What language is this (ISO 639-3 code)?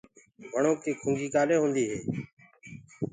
ggg